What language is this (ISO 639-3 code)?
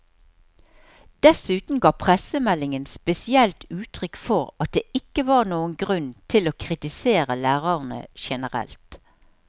nor